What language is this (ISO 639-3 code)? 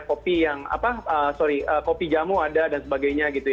ind